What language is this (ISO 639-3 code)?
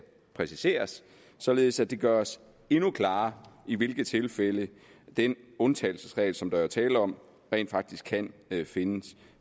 dan